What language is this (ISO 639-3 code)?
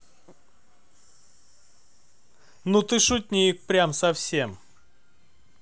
rus